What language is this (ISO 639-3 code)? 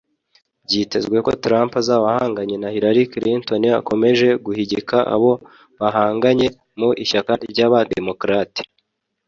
kin